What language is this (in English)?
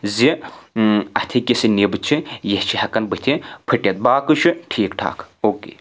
Kashmiri